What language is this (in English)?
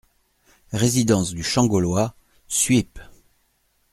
French